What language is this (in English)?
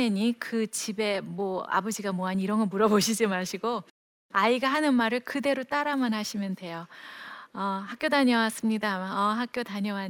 Korean